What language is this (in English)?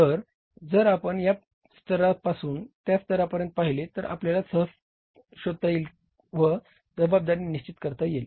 Marathi